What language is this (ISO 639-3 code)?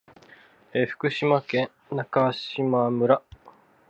jpn